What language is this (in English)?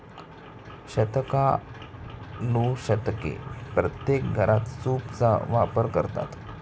Marathi